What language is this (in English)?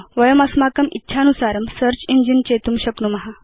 Sanskrit